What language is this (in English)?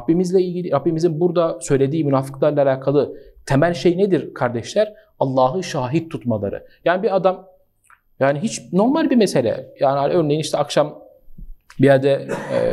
Turkish